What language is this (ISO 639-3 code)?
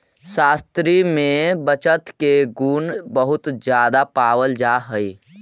mag